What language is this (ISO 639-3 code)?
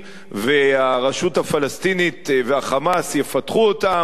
heb